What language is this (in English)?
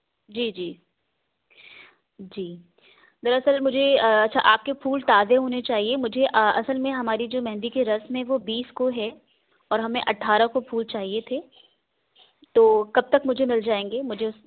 Urdu